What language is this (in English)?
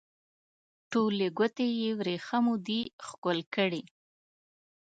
Pashto